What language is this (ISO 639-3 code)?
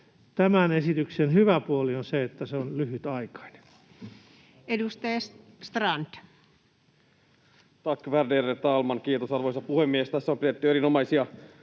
fin